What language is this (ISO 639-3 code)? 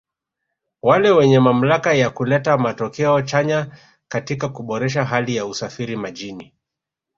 swa